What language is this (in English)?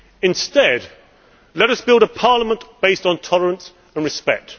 English